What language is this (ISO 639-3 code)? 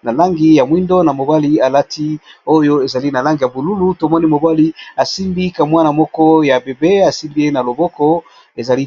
lin